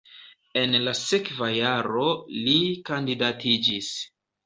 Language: Esperanto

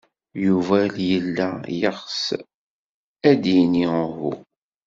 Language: Kabyle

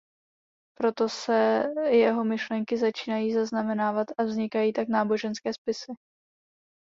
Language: Czech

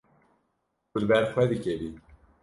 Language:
Kurdish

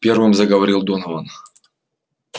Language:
Russian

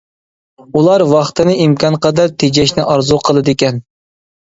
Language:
Uyghur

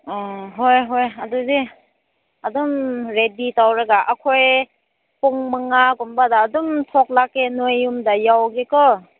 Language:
Manipuri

